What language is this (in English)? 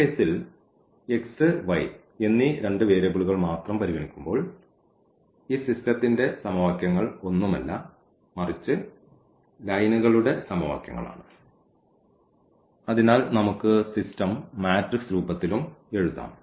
Malayalam